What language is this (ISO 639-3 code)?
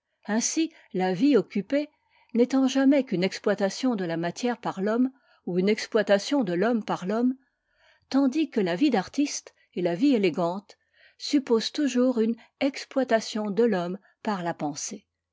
fra